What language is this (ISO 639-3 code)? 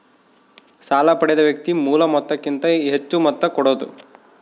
kan